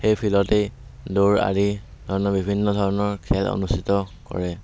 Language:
Assamese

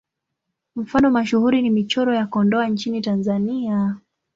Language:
Swahili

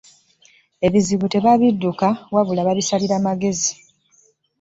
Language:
Ganda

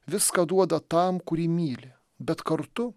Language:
Lithuanian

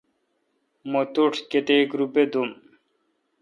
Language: Kalkoti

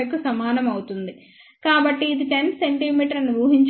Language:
Telugu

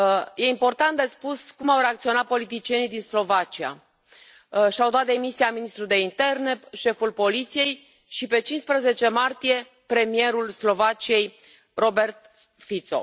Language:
Romanian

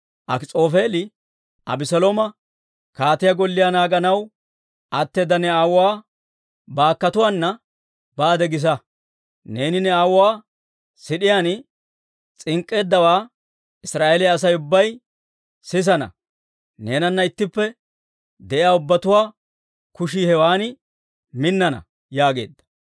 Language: Dawro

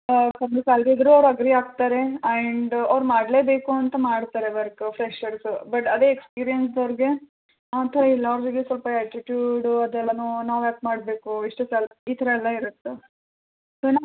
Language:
Kannada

